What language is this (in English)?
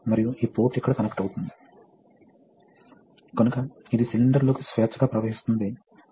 Telugu